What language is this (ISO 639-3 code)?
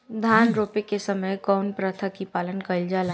bho